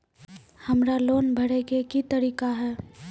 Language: Maithili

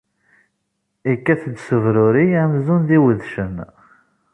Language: Kabyle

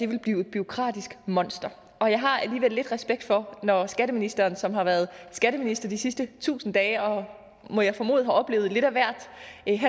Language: Danish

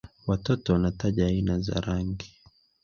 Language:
Swahili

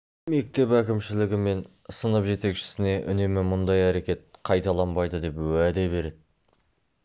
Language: Kazakh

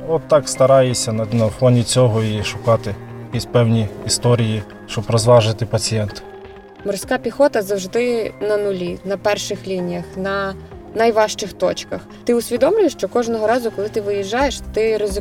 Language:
Ukrainian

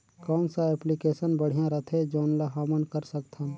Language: Chhattisgarhi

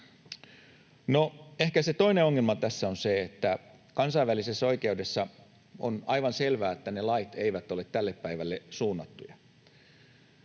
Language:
Finnish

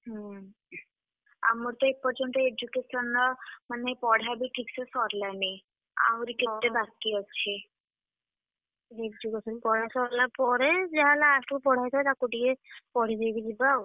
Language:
Odia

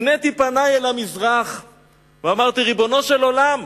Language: Hebrew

